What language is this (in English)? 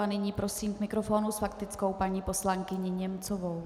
Czech